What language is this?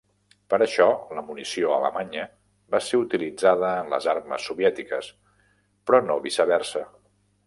Catalan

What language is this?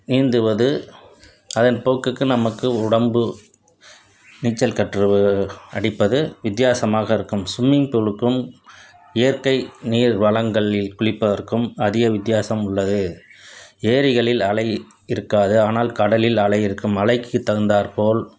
Tamil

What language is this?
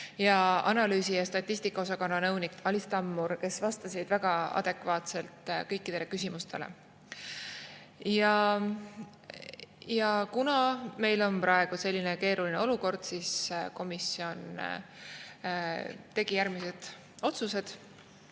Estonian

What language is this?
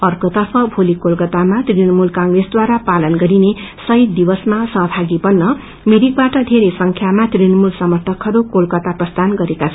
Nepali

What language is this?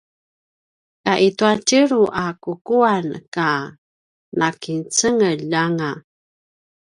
Paiwan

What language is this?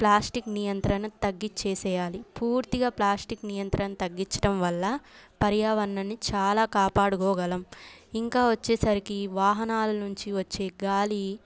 Telugu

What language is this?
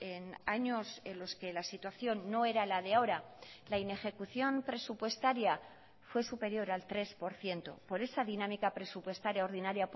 Spanish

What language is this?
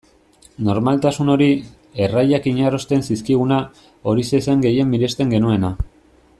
Basque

